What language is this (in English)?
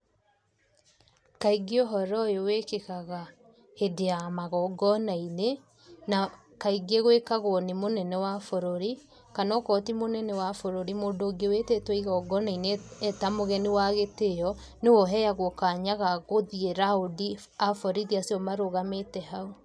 Kikuyu